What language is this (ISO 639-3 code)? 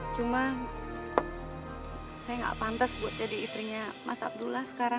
ind